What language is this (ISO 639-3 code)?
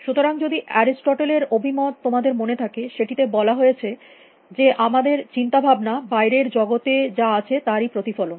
ben